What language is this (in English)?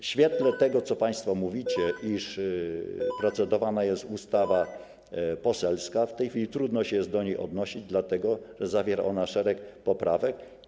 Polish